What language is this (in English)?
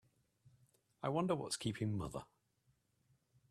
English